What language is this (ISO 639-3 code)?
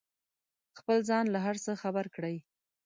pus